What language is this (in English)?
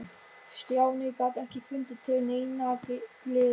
Icelandic